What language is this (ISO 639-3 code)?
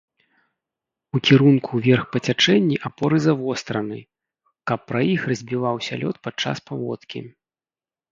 bel